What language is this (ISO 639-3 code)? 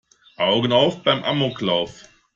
deu